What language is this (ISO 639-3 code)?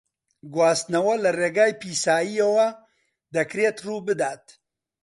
ckb